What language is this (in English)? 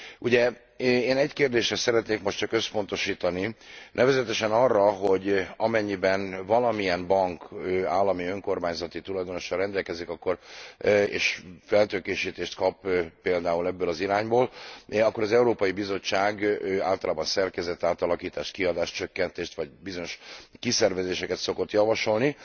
Hungarian